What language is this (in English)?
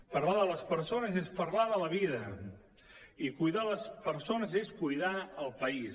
Catalan